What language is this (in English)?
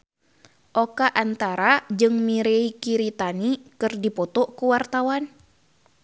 Sundanese